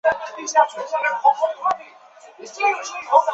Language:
Chinese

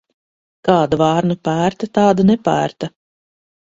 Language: Latvian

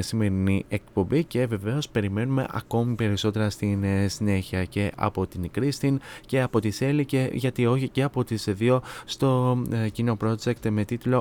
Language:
Greek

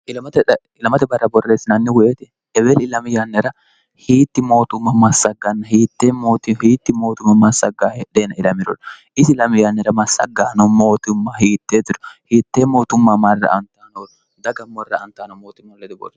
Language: Sidamo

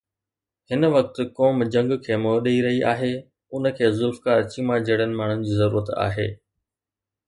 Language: Sindhi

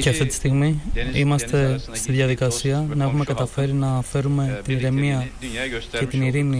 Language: Greek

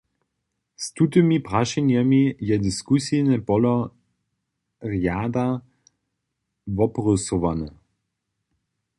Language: Upper Sorbian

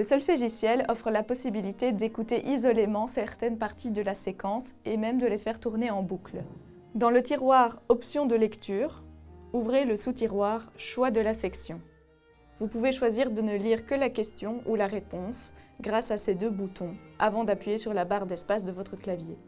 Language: French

